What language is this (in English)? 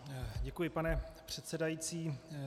Czech